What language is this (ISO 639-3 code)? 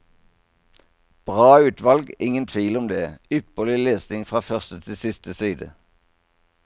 nor